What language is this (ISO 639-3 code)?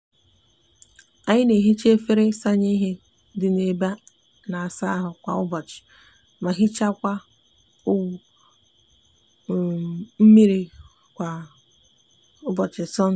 ibo